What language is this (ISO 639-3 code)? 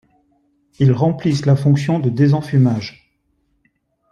fra